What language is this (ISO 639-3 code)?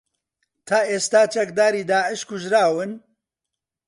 ckb